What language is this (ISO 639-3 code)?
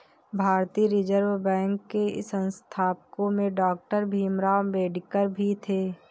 hin